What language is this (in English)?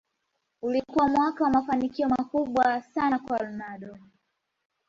Swahili